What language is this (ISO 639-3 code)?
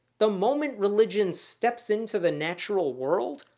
eng